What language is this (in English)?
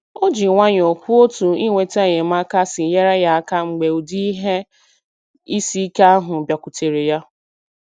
Igbo